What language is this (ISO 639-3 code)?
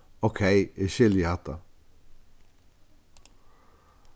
fao